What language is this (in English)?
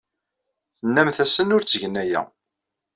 Kabyle